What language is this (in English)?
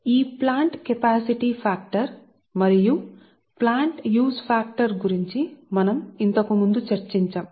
Telugu